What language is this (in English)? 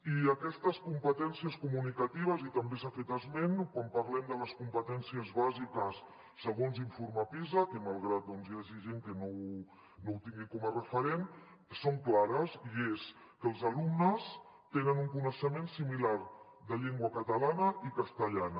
Catalan